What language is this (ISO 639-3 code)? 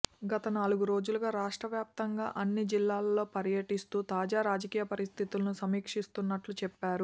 tel